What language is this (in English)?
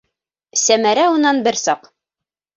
Bashkir